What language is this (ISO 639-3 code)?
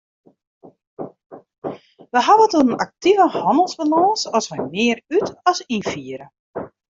fry